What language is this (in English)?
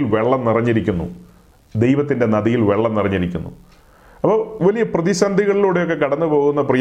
Malayalam